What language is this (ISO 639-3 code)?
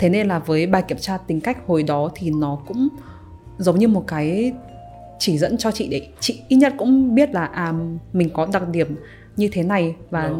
vie